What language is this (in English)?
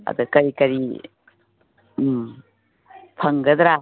Manipuri